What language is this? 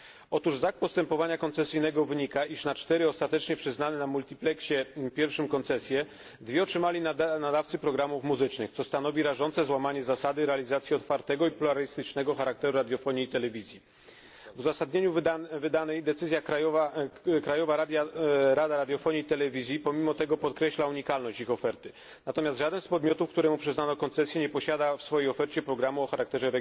Polish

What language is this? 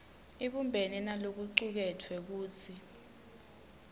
Swati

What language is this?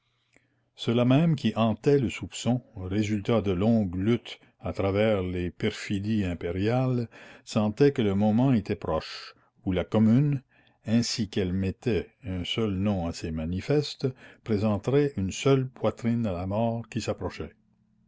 French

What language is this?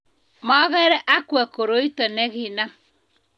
Kalenjin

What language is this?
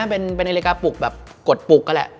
Thai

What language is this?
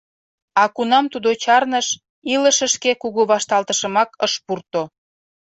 Mari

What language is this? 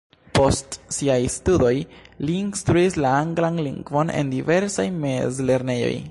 Esperanto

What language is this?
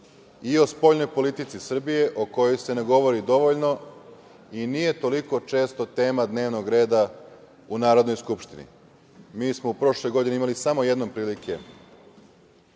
Serbian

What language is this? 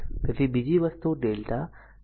Gujarati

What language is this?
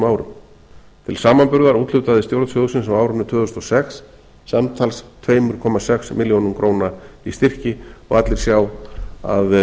Icelandic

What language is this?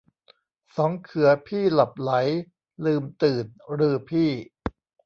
Thai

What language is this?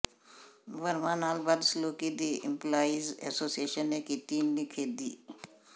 Punjabi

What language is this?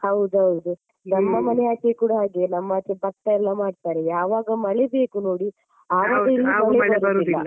Kannada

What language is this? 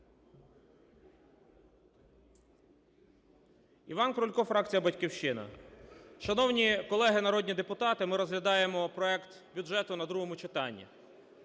Ukrainian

